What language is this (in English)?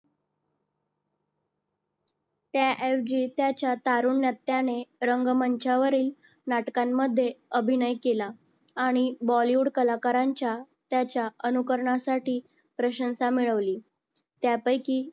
Marathi